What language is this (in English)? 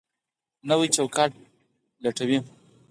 Pashto